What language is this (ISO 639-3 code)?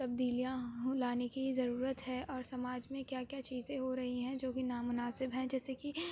urd